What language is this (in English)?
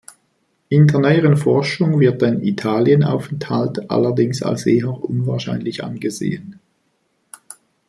German